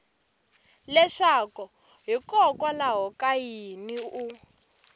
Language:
Tsonga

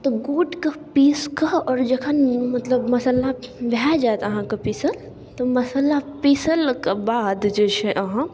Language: Maithili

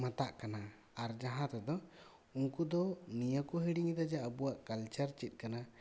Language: Santali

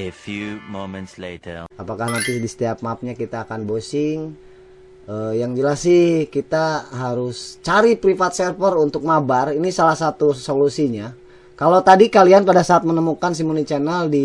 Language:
Indonesian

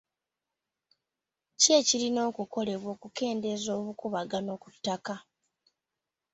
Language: Ganda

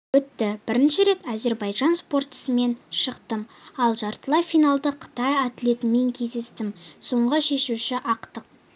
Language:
Kazakh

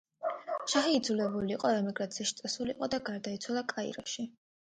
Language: Georgian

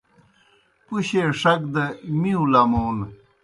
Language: Kohistani Shina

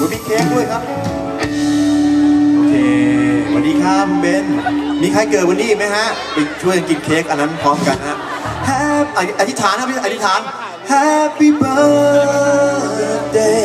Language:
Thai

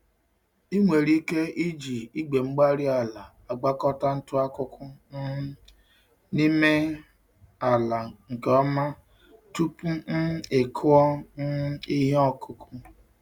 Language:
Igbo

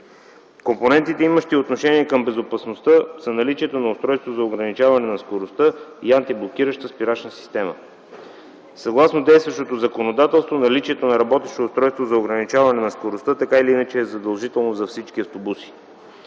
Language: Bulgarian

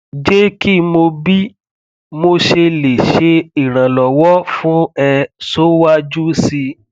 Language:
Yoruba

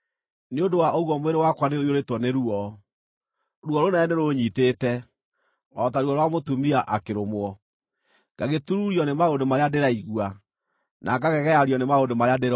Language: Kikuyu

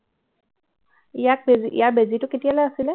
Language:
Assamese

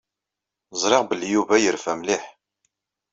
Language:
Kabyle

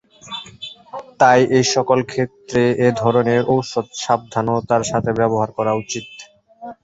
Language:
Bangla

